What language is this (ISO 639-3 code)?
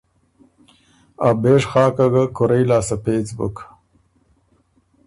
oru